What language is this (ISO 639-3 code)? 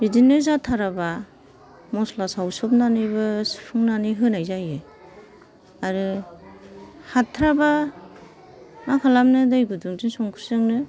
brx